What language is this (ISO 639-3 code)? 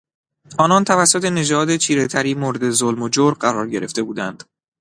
fas